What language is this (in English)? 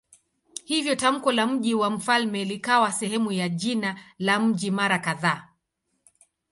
Swahili